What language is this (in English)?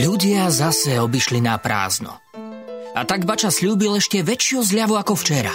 Slovak